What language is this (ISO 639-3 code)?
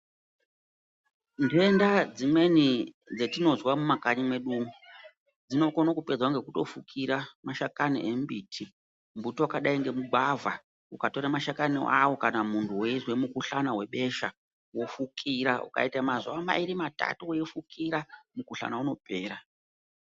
ndc